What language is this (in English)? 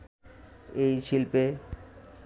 Bangla